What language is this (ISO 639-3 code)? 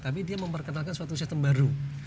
ind